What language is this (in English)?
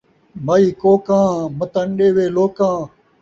Saraiki